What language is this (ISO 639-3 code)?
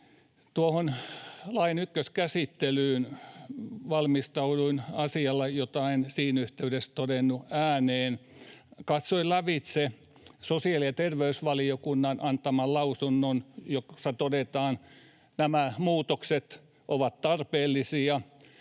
fin